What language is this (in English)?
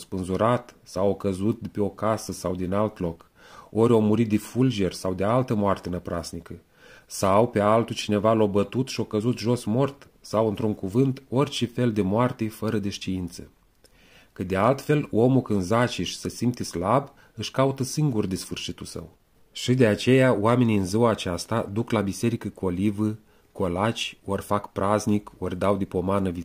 Romanian